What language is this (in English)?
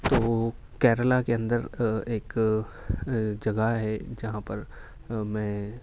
Urdu